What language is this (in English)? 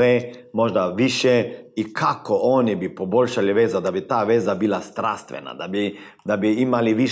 Croatian